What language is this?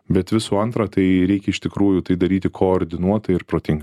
Lithuanian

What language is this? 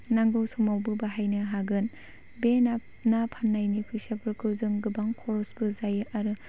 Bodo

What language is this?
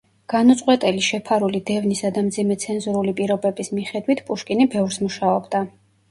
Georgian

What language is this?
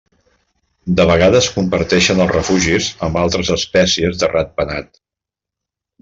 Catalan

